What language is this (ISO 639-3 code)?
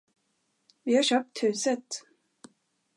swe